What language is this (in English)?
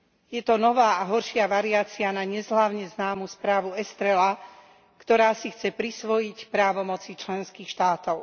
Slovak